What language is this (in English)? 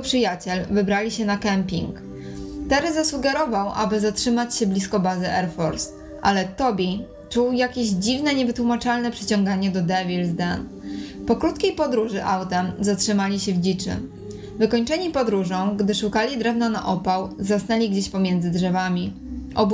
Polish